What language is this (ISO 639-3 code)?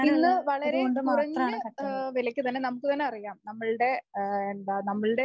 mal